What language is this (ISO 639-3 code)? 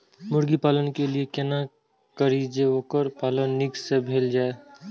mai